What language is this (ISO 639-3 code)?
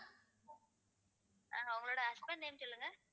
tam